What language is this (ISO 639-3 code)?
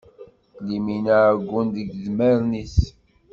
kab